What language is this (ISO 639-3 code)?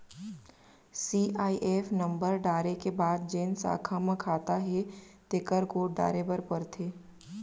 hne